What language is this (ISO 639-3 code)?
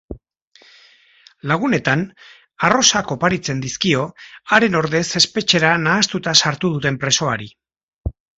eus